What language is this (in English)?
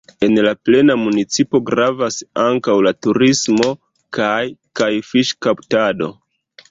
Esperanto